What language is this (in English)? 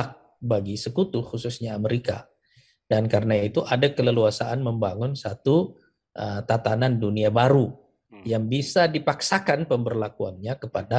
Indonesian